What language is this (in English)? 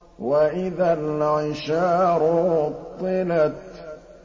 Arabic